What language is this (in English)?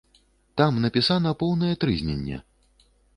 Belarusian